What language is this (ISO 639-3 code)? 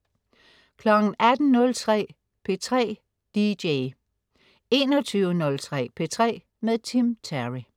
dan